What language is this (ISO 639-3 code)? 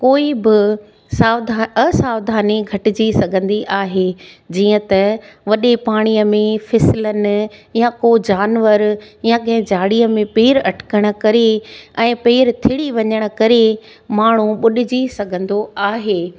snd